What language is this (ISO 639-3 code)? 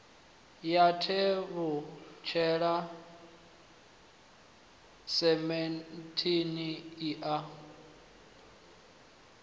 ven